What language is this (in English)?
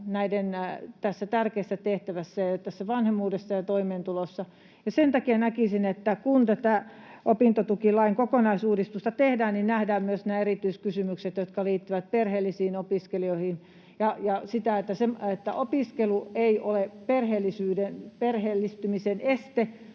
Finnish